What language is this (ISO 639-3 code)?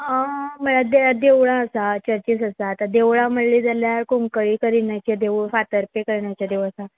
kok